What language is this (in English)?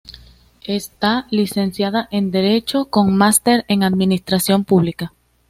Spanish